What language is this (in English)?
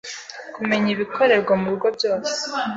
Kinyarwanda